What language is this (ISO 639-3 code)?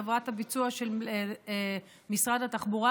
heb